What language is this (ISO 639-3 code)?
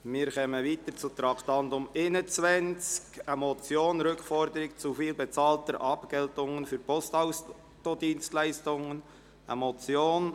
gsw